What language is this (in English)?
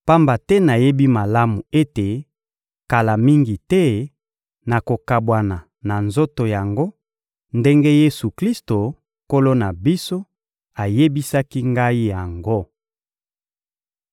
Lingala